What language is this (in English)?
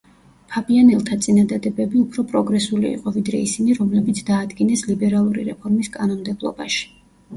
Georgian